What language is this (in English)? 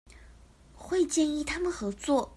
Chinese